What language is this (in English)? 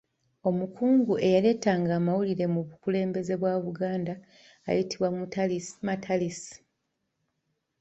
Ganda